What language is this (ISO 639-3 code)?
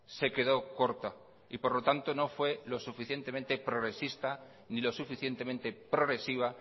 spa